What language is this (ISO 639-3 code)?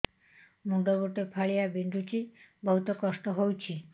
ori